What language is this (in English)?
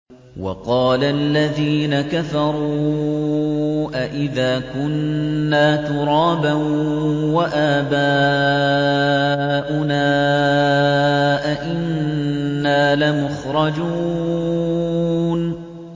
Arabic